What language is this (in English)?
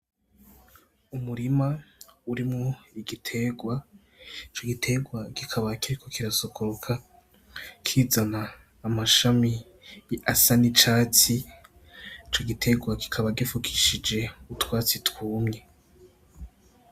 Rundi